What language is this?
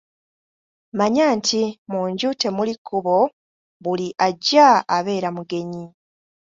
Ganda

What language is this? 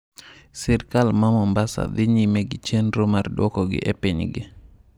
Luo (Kenya and Tanzania)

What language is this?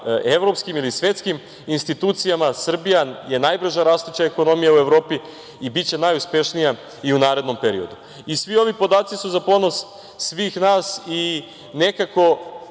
Serbian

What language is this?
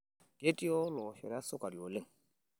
Masai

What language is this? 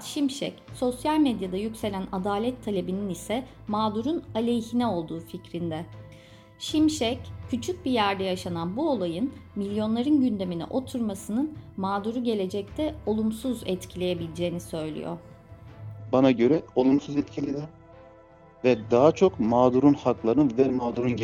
Turkish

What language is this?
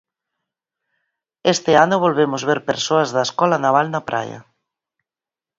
Galician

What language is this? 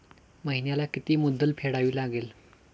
Marathi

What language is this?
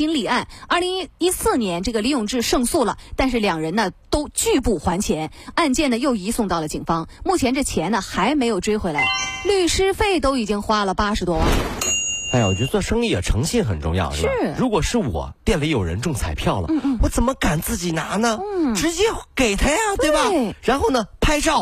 Chinese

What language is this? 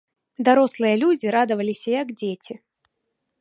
Belarusian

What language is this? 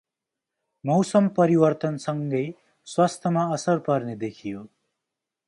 Nepali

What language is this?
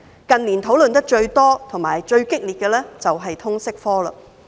Cantonese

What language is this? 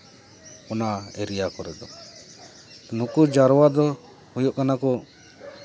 Santali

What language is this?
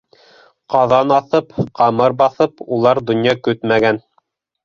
Bashkir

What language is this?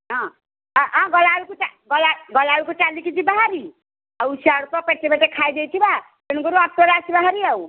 Odia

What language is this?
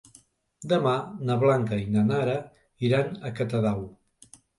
Catalan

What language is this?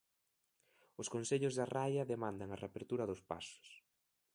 Galician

